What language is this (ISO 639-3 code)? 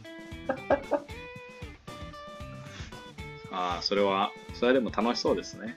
jpn